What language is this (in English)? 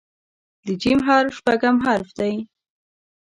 Pashto